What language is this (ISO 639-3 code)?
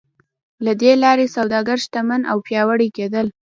pus